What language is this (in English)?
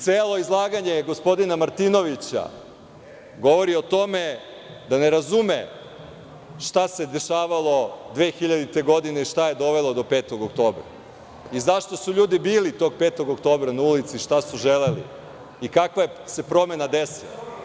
Serbian